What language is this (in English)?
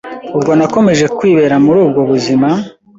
Kinyarwanda